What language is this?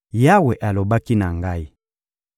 Lingala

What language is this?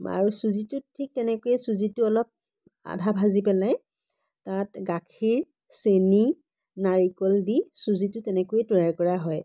Assamese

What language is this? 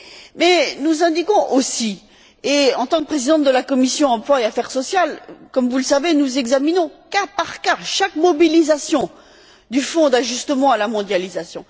French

